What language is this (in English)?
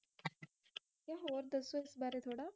Punjabi